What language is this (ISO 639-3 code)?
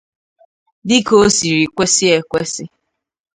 ibo